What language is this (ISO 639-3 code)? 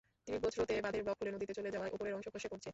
ben